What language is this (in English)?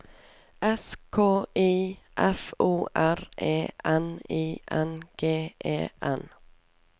Norwegian